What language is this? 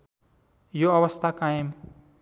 Nepali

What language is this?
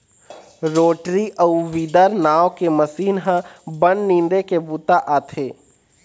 Chhattisgarhi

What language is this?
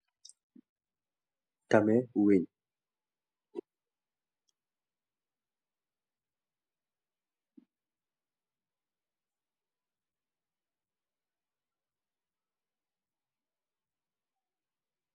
Wolof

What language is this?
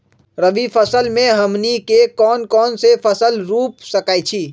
Magahi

